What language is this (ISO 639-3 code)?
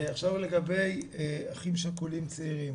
heb